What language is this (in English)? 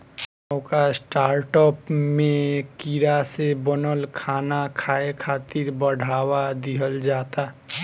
Bhojpuri